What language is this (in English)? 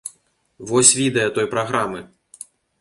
Belarusian